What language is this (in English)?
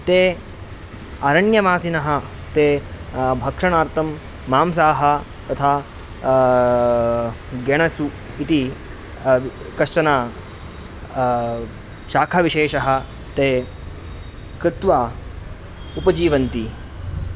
Sanskrit